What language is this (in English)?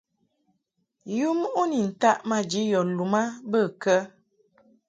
Mungaka